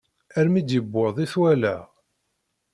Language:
Kabyle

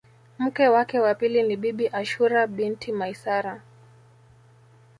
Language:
Swahili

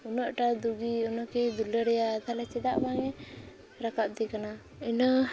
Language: Santali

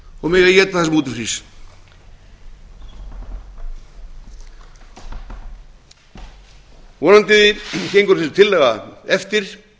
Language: Icelandic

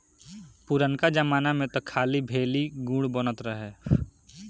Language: Bhojpuri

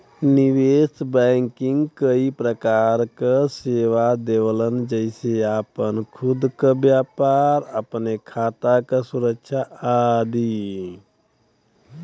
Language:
Bhojpuri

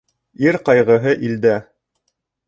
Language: Bashkir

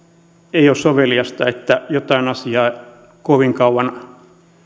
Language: Finnish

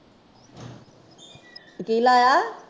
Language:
Punjabi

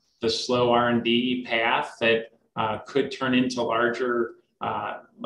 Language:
English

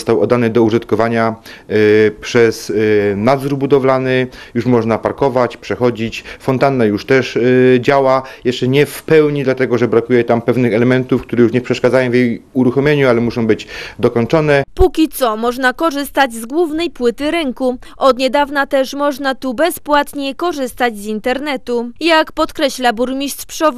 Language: Polish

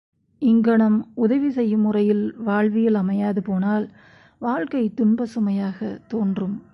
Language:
Tamil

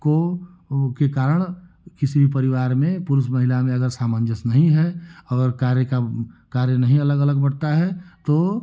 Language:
Hindi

